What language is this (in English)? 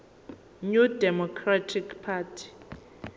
Zulu